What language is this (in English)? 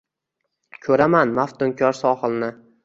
Uzbek